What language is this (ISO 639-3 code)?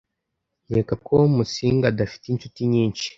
kin